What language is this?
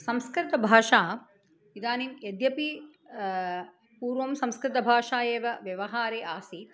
Sanskrit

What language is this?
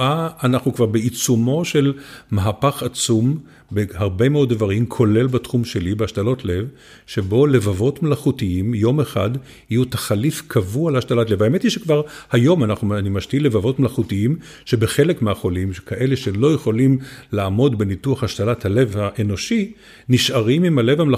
Hebrew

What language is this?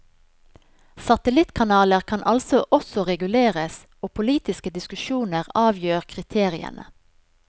Norwegian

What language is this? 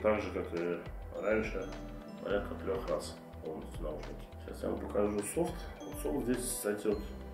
Russian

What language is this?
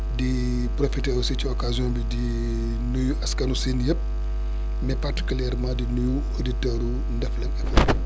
Wolof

